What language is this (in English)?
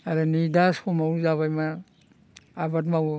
Bodo